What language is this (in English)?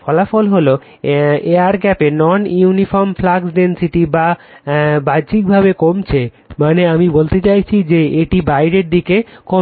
Bangla